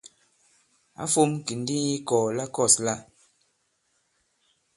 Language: Bankon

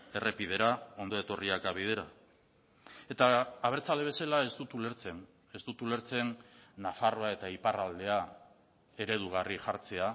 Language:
Basque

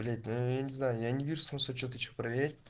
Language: Russian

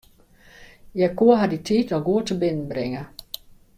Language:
Western Frisian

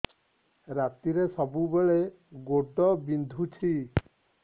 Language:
Odia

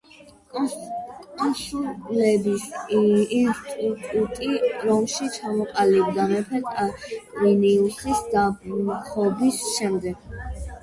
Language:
Georgian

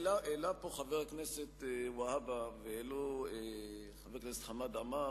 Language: Hebrew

